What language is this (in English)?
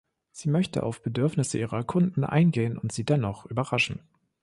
German